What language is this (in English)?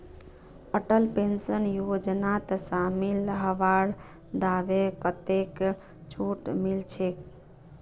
Magahi